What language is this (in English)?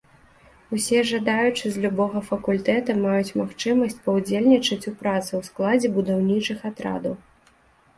Belarusian